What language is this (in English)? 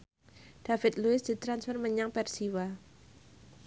Javanese